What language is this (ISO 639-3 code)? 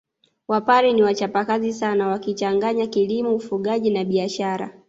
swa